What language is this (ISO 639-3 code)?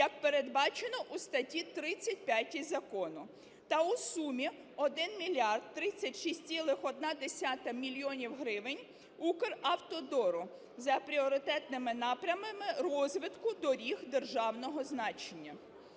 ukr